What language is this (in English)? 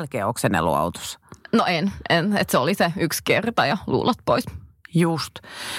Finnish